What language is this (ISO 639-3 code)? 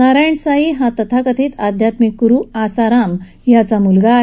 mar